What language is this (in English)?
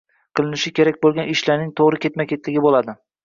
Uzbek